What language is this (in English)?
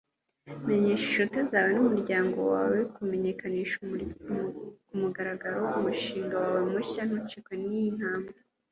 Kinyarwanda